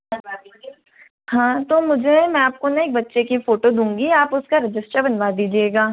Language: Hindi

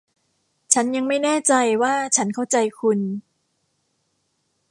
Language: Thai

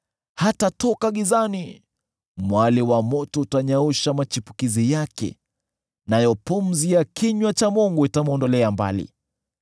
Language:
Swahili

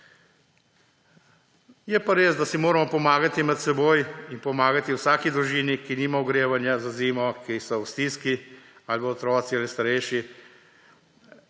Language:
Slovenian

